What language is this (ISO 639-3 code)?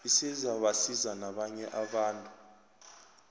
nbl